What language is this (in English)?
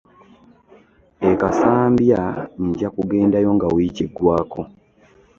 Ganda